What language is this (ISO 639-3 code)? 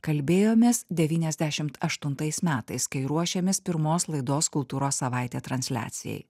lit